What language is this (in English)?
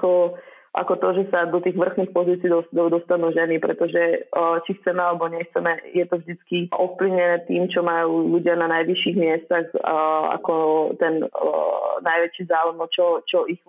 Slovak